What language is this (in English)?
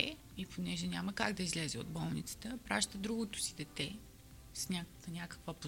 Bulgarian